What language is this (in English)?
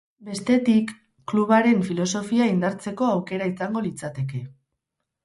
Basque